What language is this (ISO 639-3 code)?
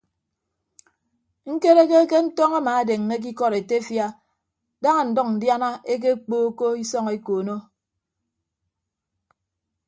ibb